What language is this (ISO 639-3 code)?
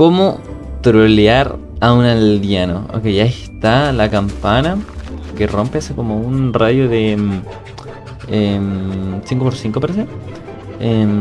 spa